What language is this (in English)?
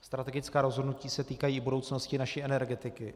Czech